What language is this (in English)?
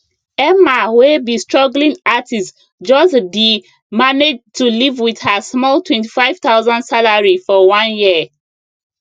Nigerian Pidgin